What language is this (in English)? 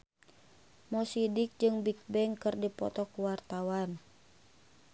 Sundanese